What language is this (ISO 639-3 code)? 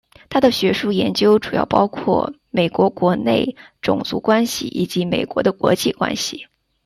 zho